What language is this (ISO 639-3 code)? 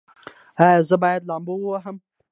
pus